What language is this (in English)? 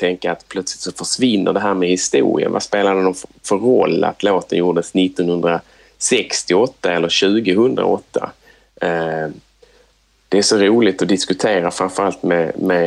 Swedish